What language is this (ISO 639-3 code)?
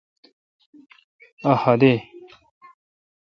xka